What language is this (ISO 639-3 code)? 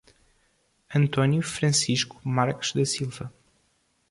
por